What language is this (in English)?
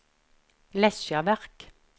Norwegian